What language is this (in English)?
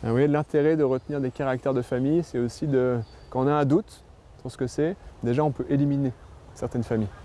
French